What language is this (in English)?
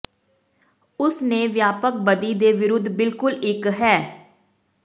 Punjabi